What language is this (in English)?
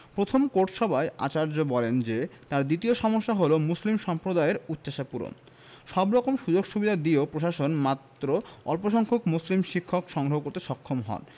Bangla